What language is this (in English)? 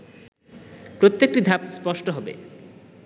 Bangla